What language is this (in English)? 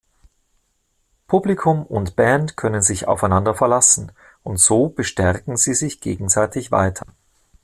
German